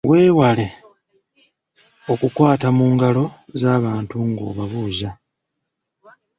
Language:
Ganda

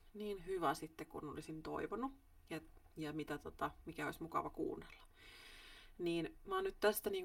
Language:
Finnish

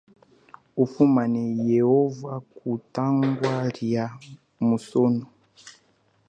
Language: Chokwe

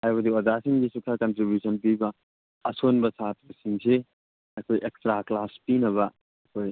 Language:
Manipuri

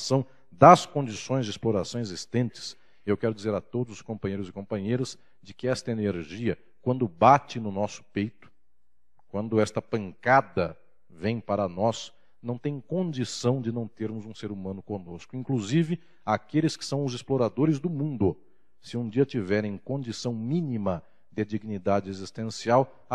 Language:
Portuguese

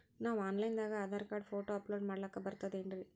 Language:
Kannada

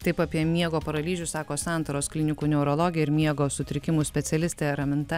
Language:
Lithuanian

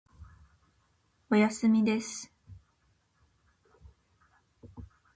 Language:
Japanese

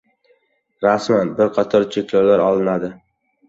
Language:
Uzbek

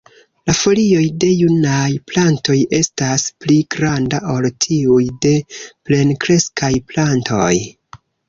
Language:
Esperanto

